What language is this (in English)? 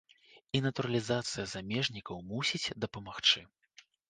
Belarusian